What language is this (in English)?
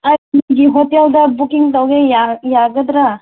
Manipuri